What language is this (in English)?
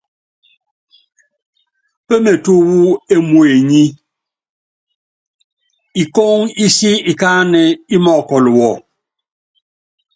Yangben